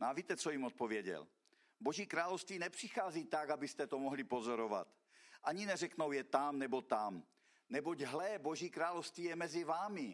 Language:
Czech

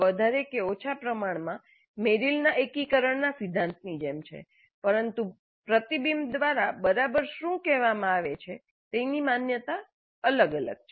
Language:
Gujarati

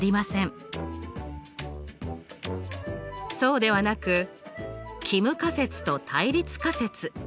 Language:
Japanese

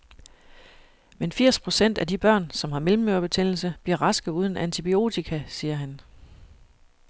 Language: Danish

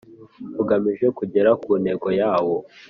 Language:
Kinyarwanda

